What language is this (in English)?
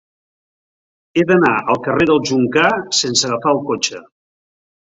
Catalan